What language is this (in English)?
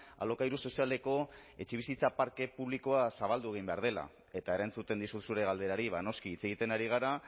Basque